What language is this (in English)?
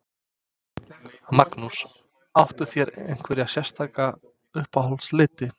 Icelandic